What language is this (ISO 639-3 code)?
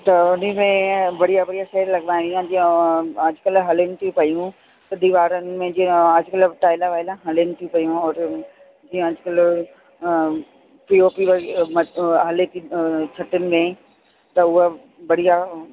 snd